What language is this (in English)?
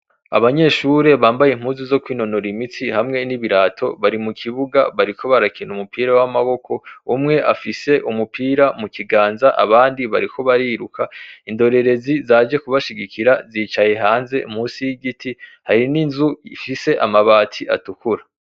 Rundi